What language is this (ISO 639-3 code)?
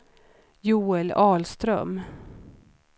swe